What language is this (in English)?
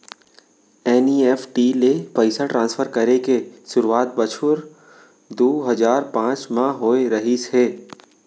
Chhattisgarhi